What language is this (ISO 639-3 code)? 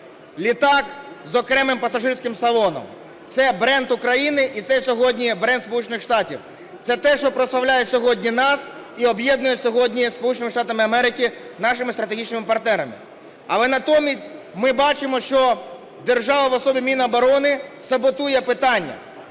ukr